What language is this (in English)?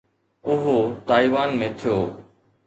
Sindhi